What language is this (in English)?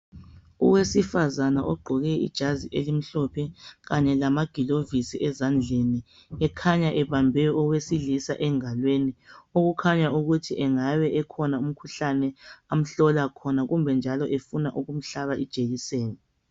North Ndebele